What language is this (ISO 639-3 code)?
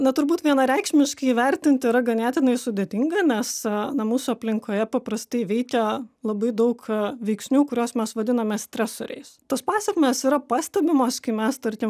lit